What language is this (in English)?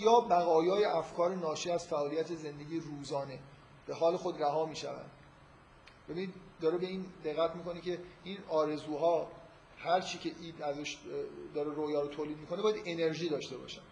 Persian